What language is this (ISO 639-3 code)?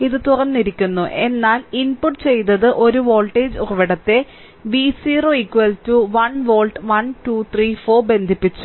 mal